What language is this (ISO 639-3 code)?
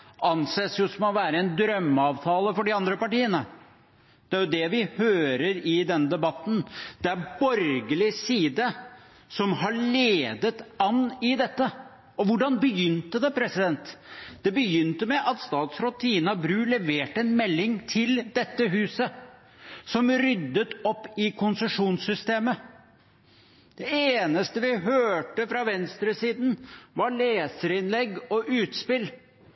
nob